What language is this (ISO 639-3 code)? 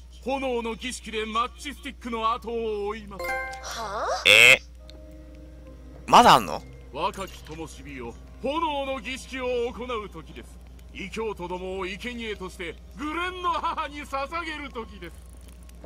jpn